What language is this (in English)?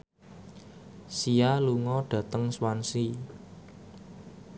Javanese